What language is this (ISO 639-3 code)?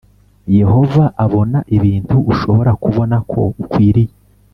kin